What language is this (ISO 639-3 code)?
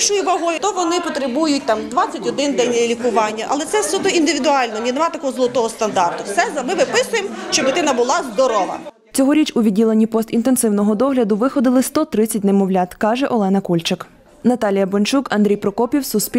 ukr